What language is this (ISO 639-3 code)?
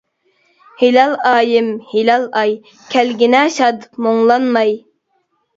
uig